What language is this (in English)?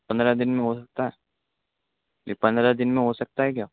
Urdu